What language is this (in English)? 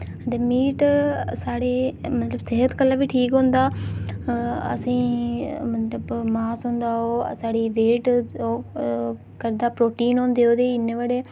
Dogri